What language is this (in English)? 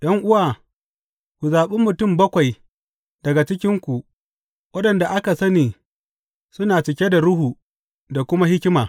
Hausa